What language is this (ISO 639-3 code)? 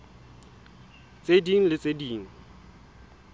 sot